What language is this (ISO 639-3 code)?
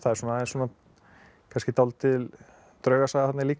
isl